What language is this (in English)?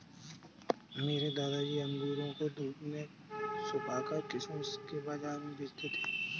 Hindi